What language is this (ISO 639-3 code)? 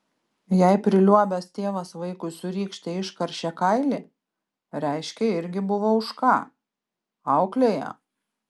lit